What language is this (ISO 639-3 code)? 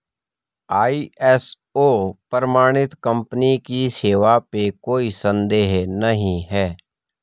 hin